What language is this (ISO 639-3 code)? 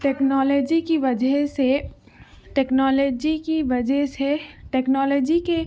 urd